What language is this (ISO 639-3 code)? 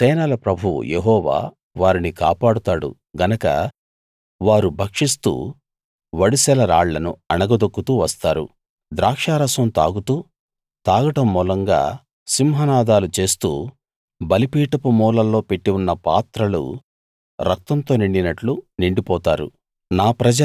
tel